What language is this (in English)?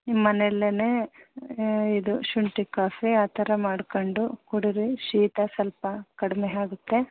Kannada